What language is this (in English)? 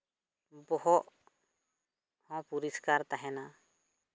Santali